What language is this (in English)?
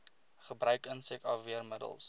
Afrikaans